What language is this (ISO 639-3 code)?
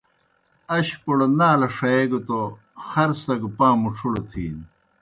plk